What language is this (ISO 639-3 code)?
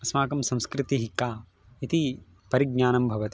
san